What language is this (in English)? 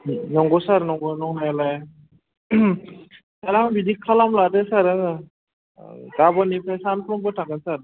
Bodo